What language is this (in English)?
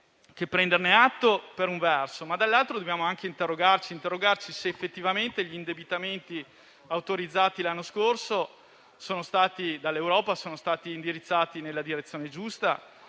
Italian